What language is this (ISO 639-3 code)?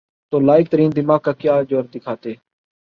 urd